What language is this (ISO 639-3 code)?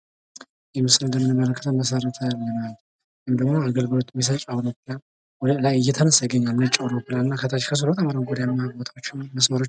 amh